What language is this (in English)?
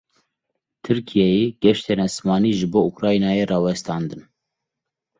Kurdish